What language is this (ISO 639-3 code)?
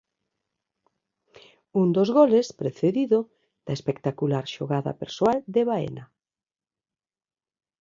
glg